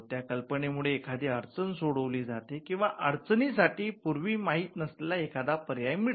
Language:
Marathi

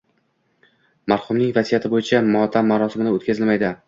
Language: Uzbek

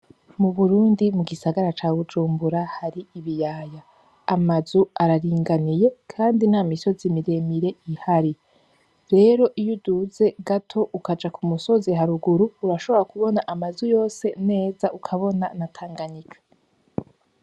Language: Rundi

